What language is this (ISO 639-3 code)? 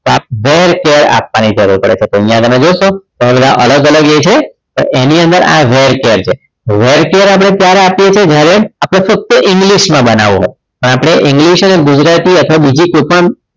guj